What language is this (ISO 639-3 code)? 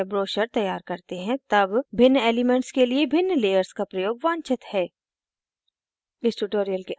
hin